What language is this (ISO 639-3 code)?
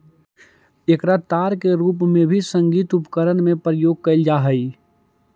mag